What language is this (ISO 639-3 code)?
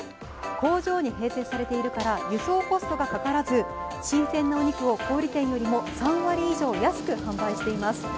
jpn